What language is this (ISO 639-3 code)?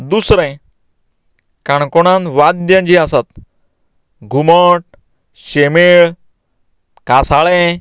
kok